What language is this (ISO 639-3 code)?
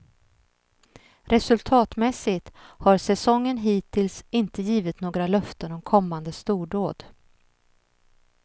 swe